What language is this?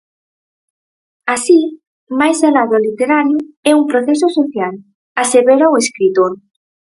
Galician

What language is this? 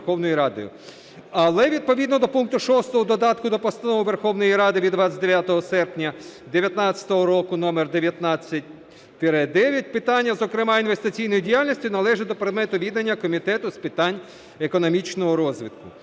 Ukrainian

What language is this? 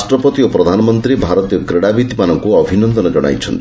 Odia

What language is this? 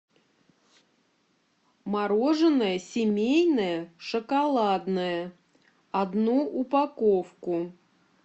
Russian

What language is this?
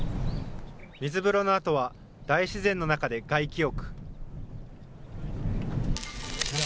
Japanese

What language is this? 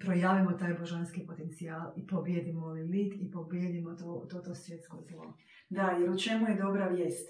Croatian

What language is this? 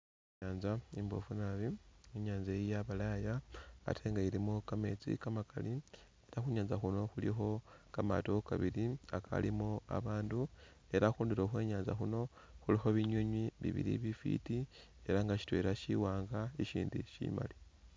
Masaaba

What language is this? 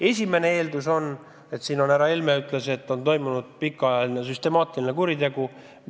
Estonian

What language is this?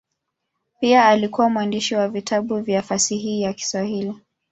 Swahili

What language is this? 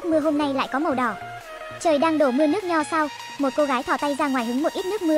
Vietnamese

